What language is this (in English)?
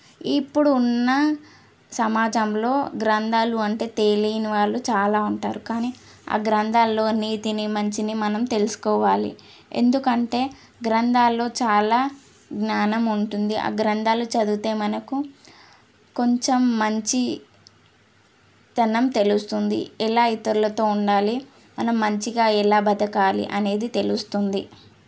Telugu